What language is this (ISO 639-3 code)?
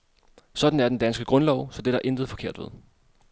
dan